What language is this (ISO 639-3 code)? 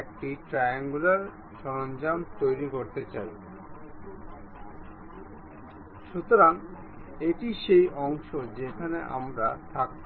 ben